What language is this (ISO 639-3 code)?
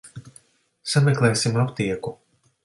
lav